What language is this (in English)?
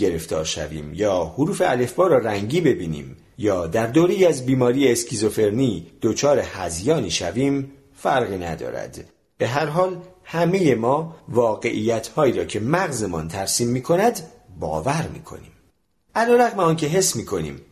Persian